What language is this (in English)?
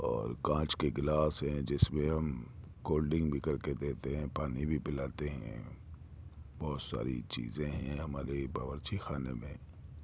Urdu